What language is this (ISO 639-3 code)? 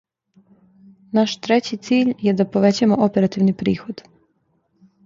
srp